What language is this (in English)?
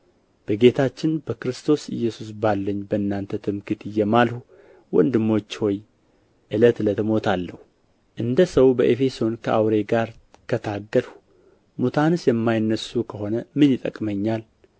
Amharic